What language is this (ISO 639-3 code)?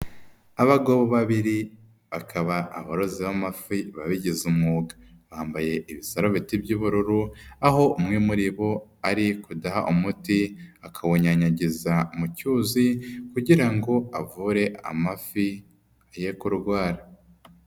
kin